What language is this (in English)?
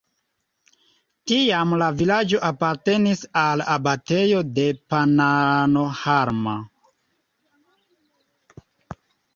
Esperanto